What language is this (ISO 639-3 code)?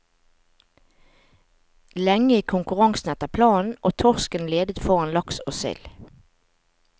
nor